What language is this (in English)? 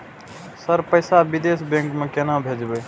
Maithili